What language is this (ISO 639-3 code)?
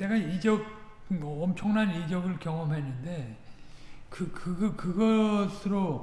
kor